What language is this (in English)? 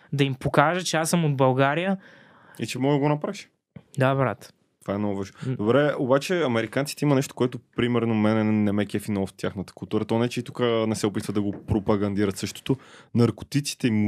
Bulgarian